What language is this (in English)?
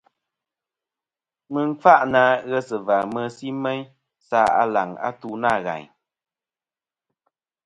Kom